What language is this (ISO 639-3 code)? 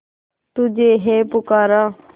hin